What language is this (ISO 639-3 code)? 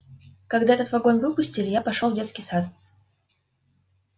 rus